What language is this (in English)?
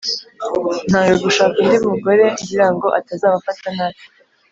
Kinyarwanda